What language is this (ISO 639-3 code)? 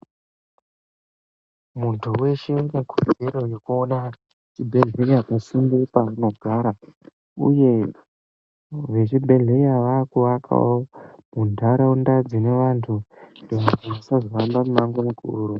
ndc